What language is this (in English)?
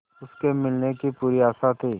Hindi